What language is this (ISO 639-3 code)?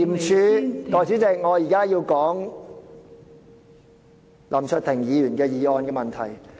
yue